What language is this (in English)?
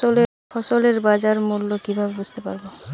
Bangla